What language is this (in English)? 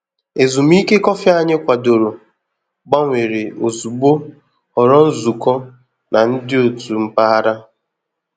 Igbo